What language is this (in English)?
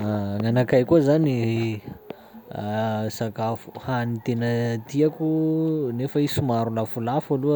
Sakalava Malagasy